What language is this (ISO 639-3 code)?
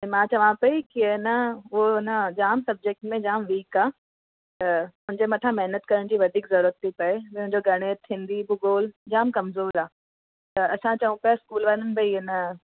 snd